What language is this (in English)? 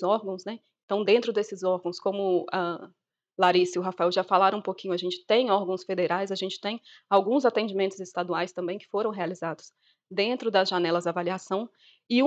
Portuguese